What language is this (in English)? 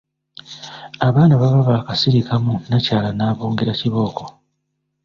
Ganda